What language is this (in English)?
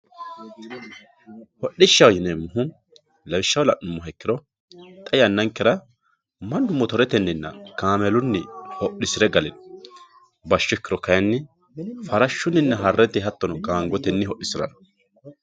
Sidamo